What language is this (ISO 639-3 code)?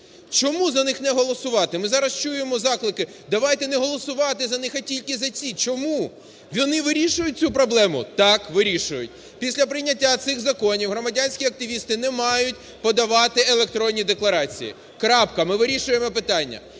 ukr